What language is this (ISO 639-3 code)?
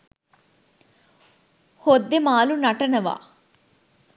sin